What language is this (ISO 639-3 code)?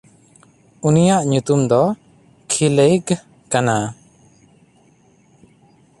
sat